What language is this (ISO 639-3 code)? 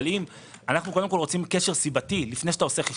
heb